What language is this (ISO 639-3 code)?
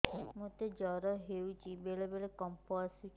ori